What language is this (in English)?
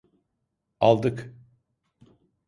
Turkish